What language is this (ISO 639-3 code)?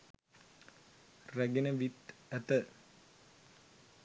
sin